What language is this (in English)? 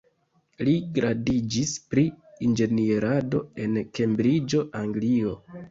Esperanto